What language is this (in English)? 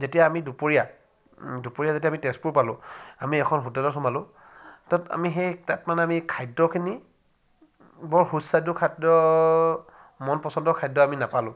Assamese